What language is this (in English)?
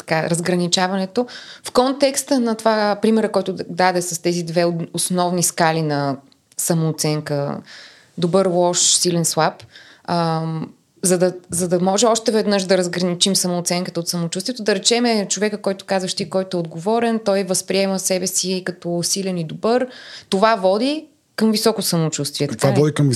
Bulgarian